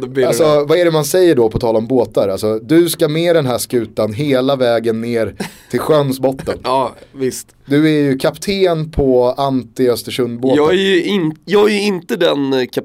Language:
Swedish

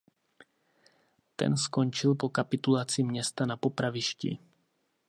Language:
Czech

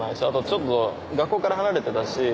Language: Japanese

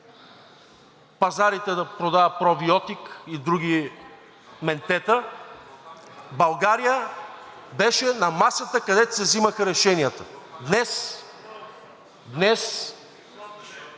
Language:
Bulgarian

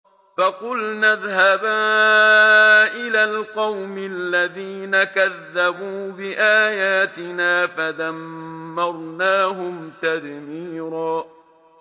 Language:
Arabic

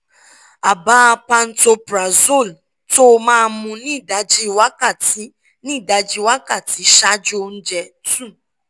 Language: Yoruba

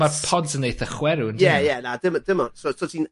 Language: Welsh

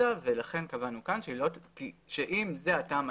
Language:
Hebrew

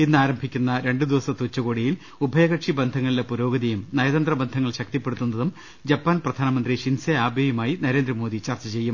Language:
Malayalam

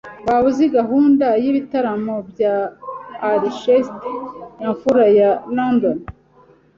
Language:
Kinyarwanda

